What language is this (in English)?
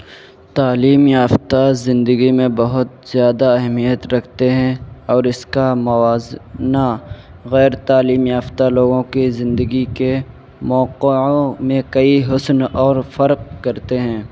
Urdu